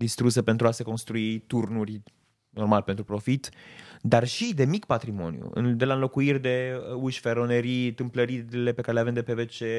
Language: Romanian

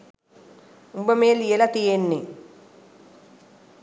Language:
Sinhala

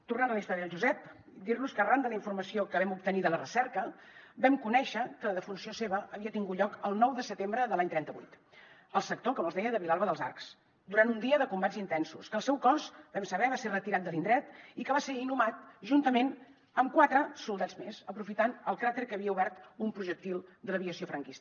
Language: Catalan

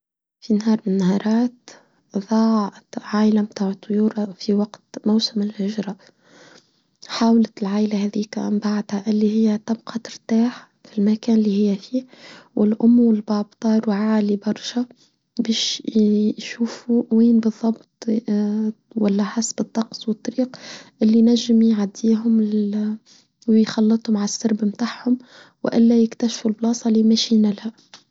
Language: Tunisian Arabic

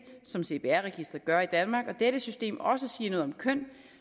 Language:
Danish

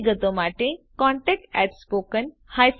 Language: Gujarati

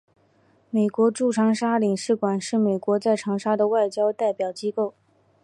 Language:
Chinese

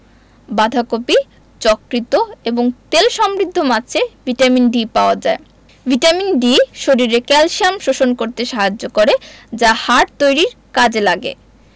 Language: Bangla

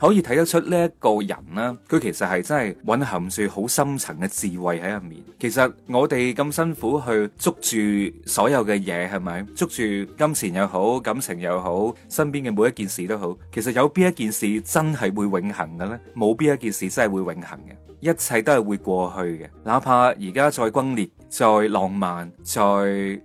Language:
Chinese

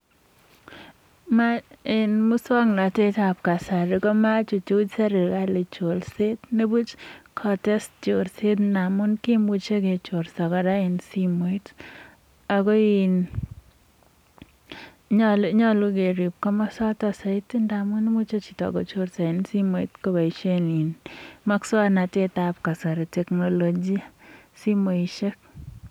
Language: Kalenjin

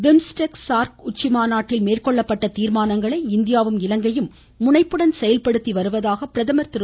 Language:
Tamil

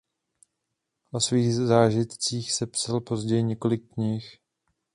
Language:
Czech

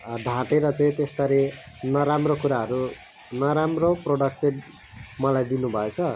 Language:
Nepali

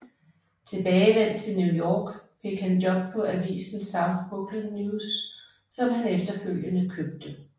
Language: Danish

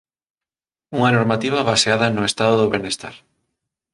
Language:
Galician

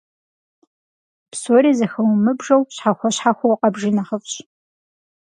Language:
Kabardian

